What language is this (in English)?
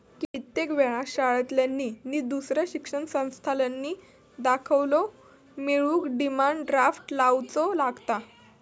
Marathi